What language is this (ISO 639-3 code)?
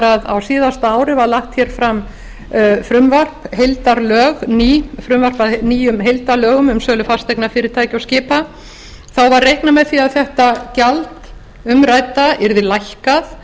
isl